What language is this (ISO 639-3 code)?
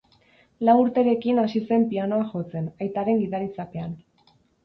eus